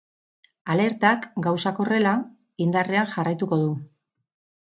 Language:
Basque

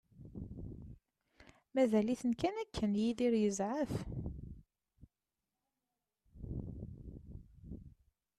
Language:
Kabyle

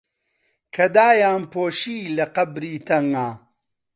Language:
Central Kurdish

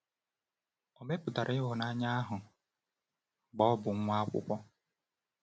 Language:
Igbo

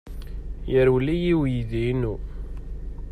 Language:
Kabyle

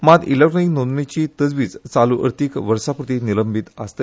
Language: Konkani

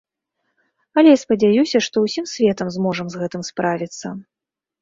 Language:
Belarusian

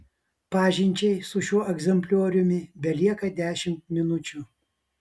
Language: Lithuanian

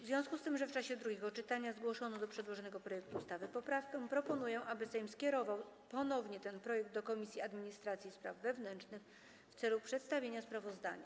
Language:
Polish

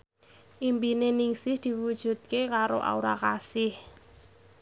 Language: Javanese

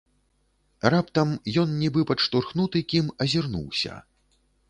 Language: Belarusian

